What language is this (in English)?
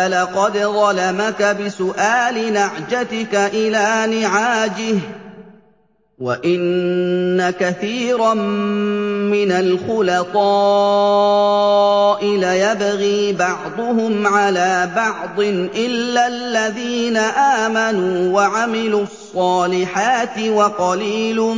Arabic